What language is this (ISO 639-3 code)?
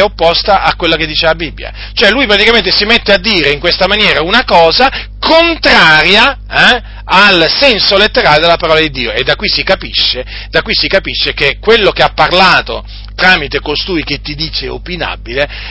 ita